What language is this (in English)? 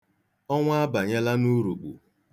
Igbo